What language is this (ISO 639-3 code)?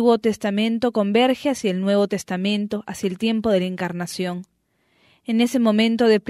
spa